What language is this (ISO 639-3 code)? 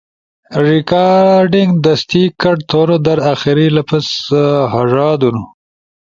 ush